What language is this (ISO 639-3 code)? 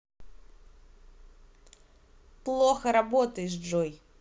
rus